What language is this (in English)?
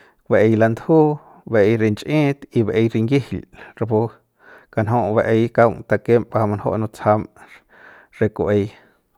Central Pame